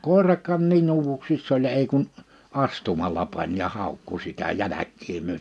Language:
Finnish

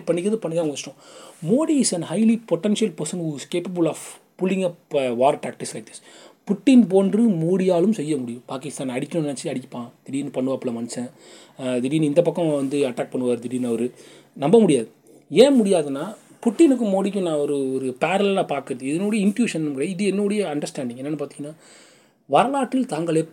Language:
Tamil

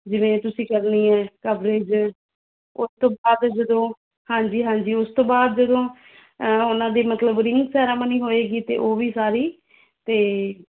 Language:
Punjabi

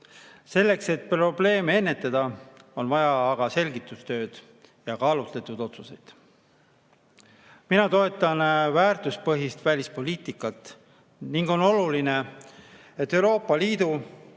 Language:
Estonian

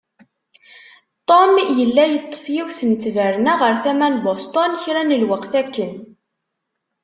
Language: Kabyle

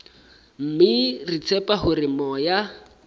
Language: Southern Sotho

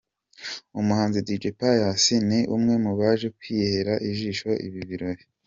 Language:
Kinyarwanda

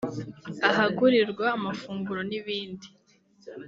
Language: Kinyarwanda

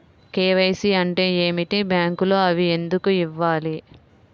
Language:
Telugu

